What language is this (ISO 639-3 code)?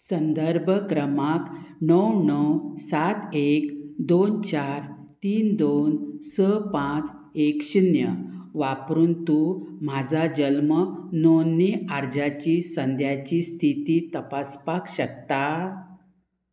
kok